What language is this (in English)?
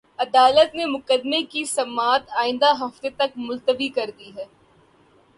Urdu